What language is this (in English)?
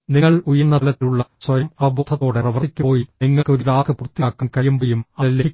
Malayalam